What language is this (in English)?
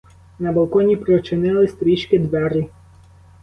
Ukrainian